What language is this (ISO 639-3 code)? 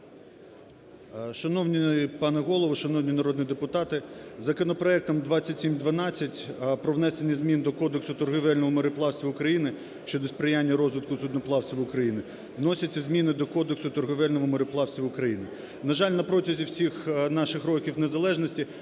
ukr